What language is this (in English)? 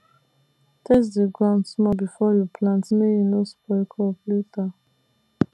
Nigerian Pidgin